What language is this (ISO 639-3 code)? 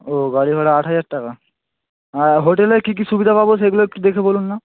ben